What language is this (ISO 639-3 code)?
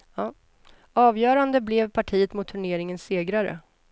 swe